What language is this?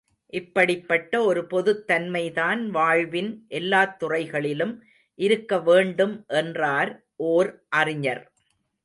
Tamil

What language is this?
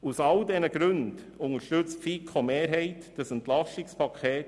Swiss German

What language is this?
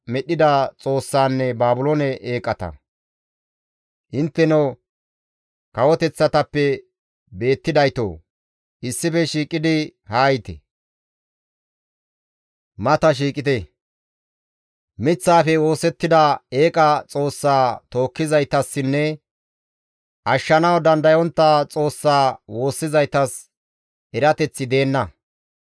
Gamo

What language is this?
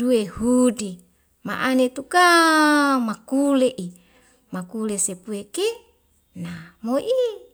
Wemale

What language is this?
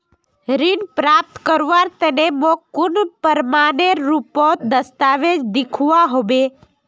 Magahi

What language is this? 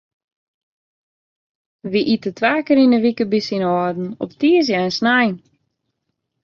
Western Frisian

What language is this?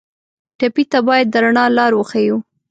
Pashto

